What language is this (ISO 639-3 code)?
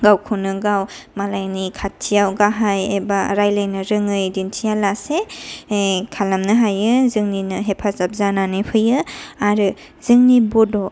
brx